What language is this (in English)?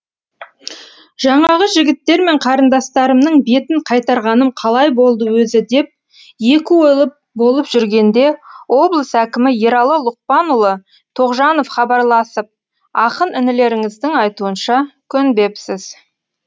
Kazakh